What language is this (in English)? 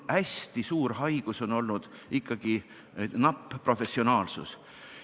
Estonian